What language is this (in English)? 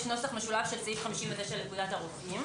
Hebrew